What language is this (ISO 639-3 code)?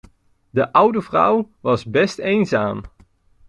nld